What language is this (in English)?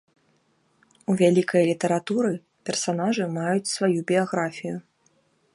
Belarusian